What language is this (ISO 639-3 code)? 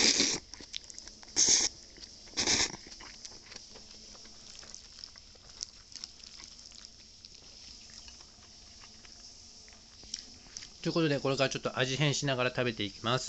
jpn